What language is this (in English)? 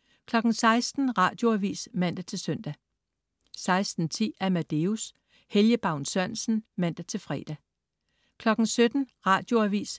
Danish